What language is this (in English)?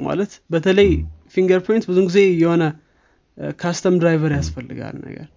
Amharic